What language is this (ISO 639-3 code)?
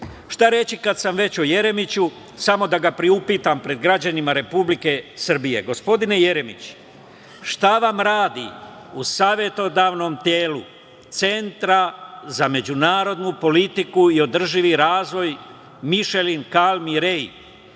srp